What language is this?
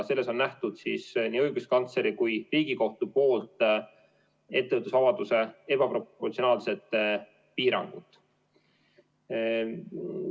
Estonian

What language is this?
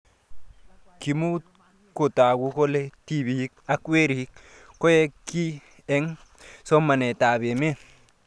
Kalenjin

